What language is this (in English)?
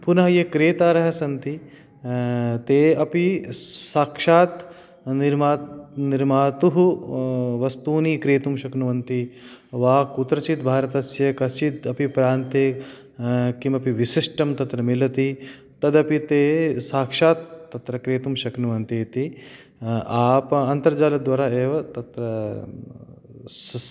Sanskrit